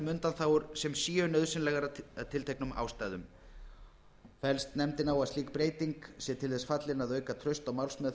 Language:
Icelandic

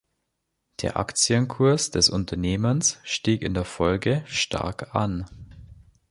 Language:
German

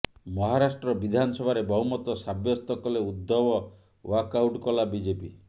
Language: Odia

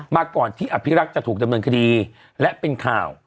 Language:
Thai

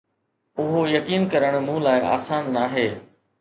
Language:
Sindhi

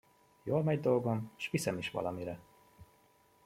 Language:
Hungarian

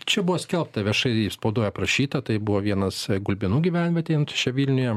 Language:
Lithuanian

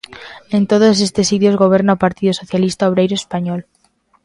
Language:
Galician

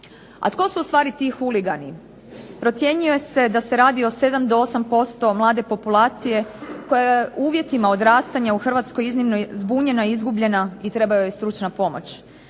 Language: Croatian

